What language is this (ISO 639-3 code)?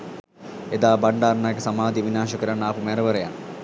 sin